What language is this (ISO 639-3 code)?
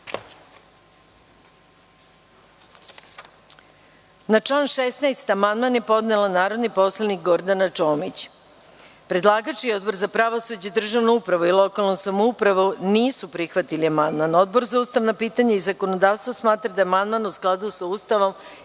srp